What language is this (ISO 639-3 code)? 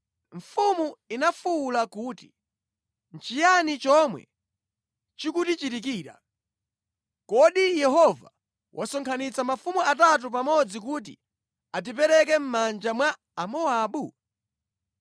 nya